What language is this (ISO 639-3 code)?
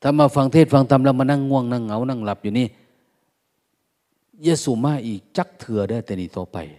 tha